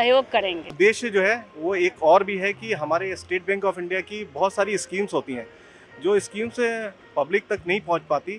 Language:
Hindi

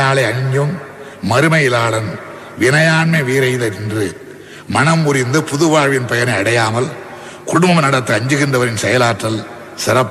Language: Tamil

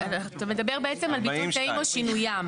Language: Hebrew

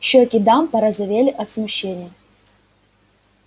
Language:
Russian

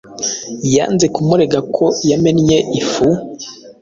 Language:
Kinyarwanda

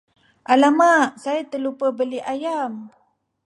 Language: Malay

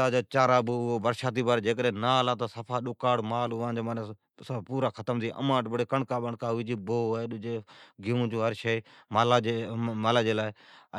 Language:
Od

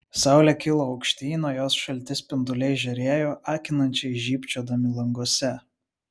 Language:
Lithuanian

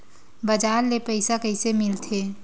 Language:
Chhattisgarhi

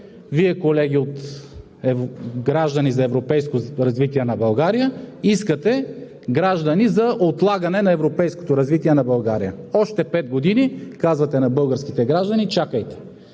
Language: Bulgarian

